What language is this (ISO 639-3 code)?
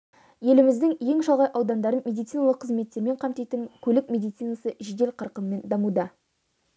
kaz